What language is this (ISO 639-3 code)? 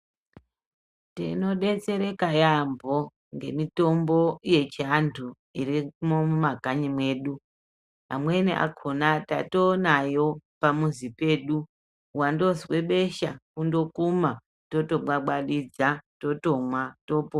ndc